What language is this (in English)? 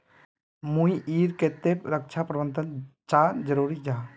Magahi